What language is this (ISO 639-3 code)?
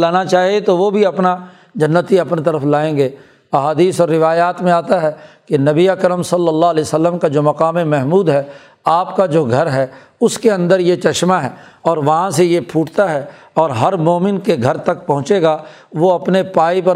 urd